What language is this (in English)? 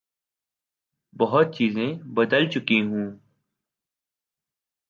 Urdu